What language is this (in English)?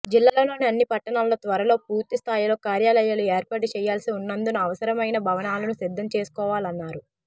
Telugu